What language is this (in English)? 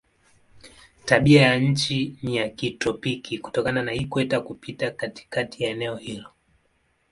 Swahili